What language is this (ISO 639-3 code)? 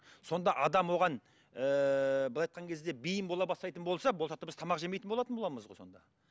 kaz